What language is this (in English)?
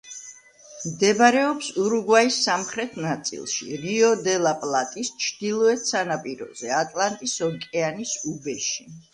Georgian